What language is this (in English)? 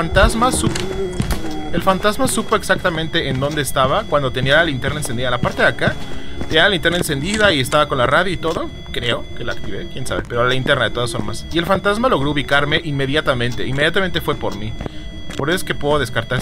Spanish